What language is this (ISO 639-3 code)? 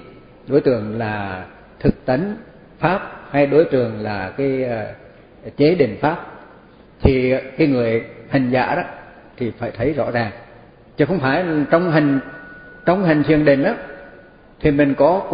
vie